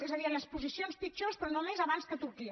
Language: Catalan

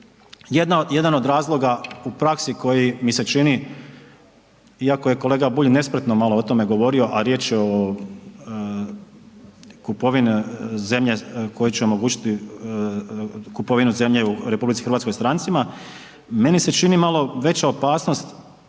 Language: Croatian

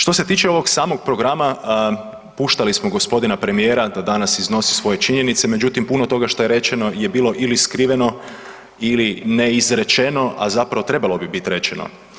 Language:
Croatian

